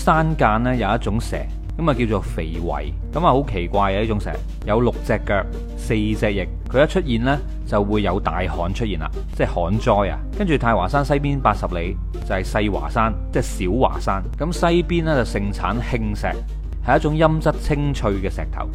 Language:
Chinese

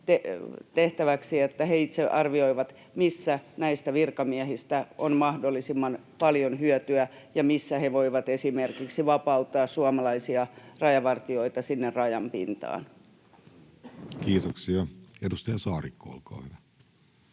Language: Finnish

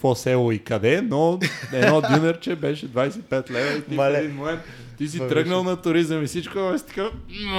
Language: Bulgarian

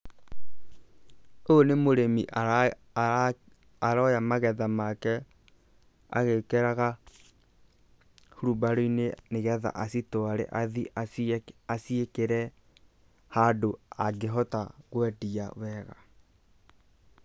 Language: Kikuyu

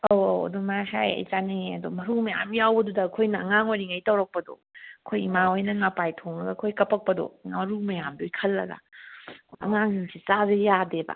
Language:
Manipuri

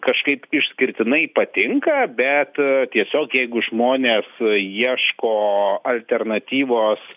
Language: Lithuanian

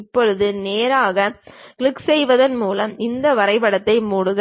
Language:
Tamil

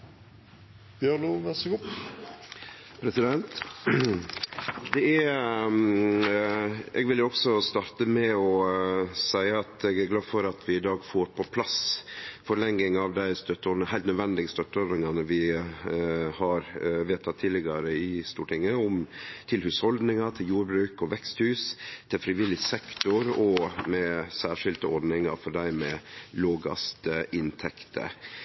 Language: Norwegian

